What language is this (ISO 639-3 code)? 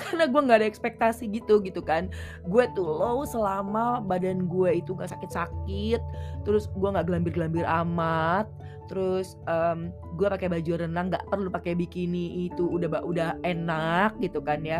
ind